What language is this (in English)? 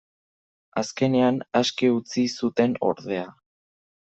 Basque